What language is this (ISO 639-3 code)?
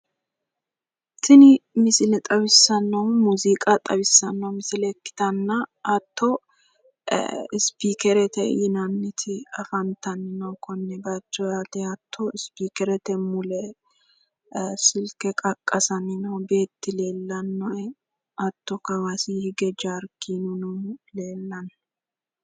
sid